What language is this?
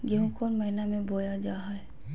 Magahi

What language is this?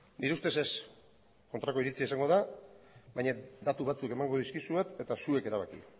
Basque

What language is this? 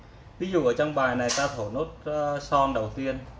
Vietnamese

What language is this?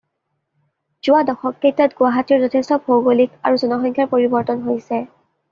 Assamese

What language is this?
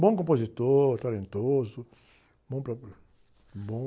Portuguese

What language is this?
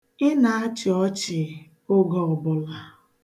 Igbo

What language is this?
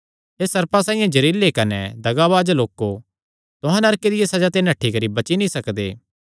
Kangri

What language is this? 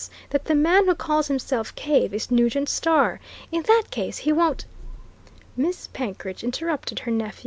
English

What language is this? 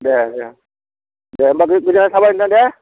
Bodo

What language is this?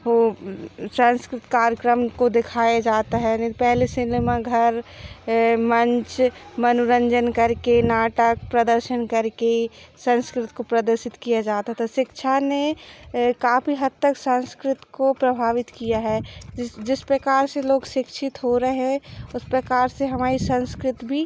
Hindi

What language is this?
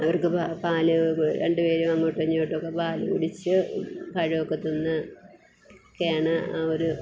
Malayalam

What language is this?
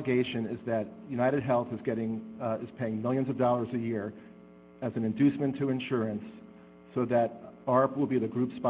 English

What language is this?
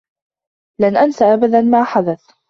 Arabic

